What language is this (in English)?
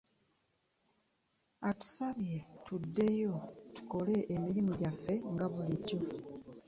Ganda